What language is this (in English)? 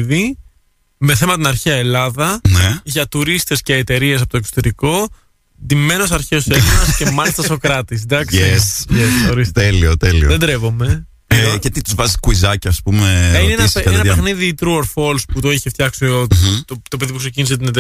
Greek